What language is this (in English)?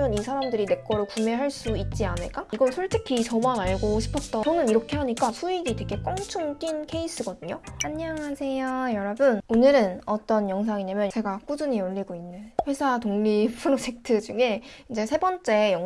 Korean